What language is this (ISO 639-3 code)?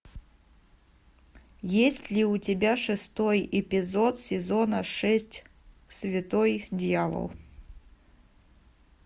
rus